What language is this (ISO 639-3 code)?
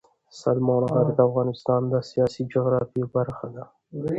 pus